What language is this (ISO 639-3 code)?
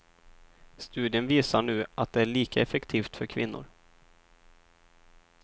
swe